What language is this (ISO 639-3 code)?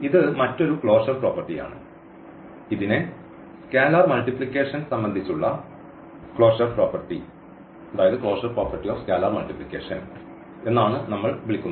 mal